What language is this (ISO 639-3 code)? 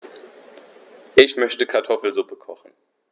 deu